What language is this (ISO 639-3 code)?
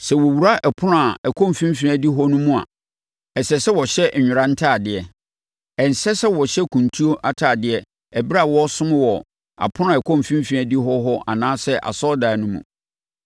aka